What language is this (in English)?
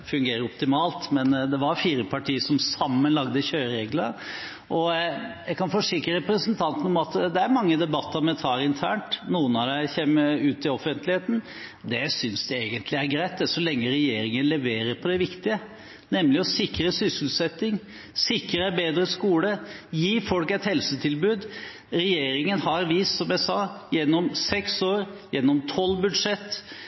Norwegian Bokmål